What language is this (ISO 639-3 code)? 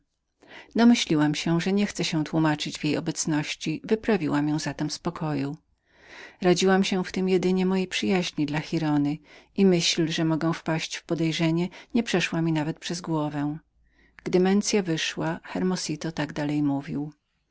pol